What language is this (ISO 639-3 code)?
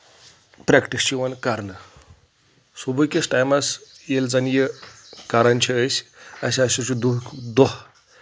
kas